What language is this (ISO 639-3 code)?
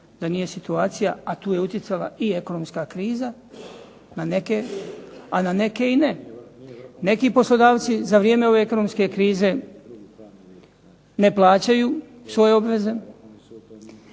hrv